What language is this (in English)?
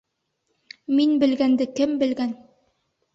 Bashkir